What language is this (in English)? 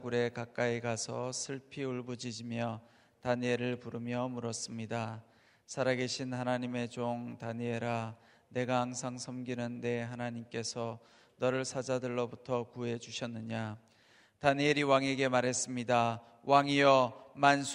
Korean